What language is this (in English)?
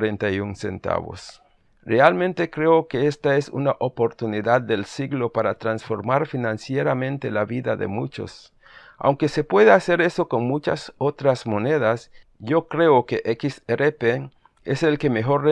Spanish